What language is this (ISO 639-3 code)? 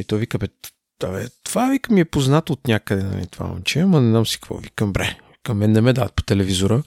bul